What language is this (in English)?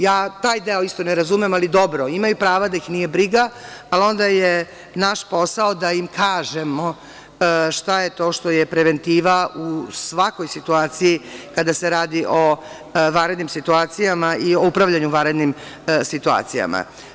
Serbian